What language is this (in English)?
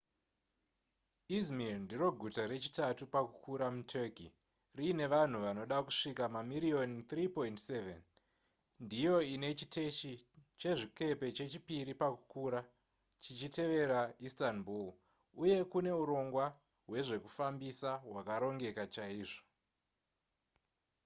Shona